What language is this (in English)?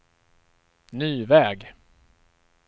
Swedish